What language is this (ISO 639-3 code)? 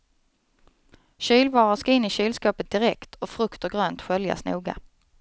swe